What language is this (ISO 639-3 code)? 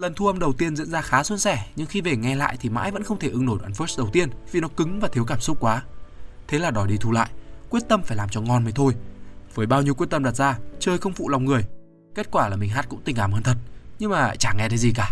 vie